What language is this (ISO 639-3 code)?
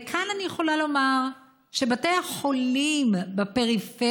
heb